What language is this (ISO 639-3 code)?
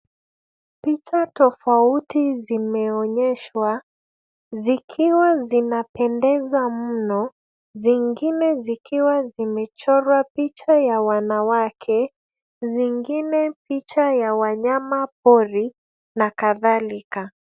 swa